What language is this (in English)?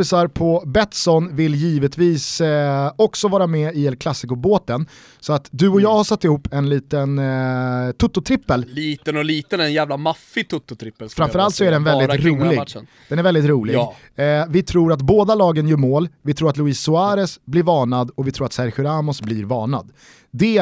Swedish